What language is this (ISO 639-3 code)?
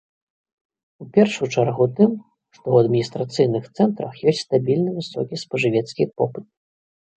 bel